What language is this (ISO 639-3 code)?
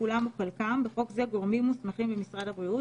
heb